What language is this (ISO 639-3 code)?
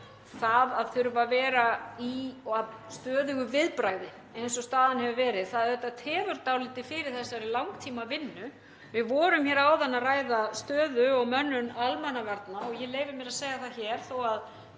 isl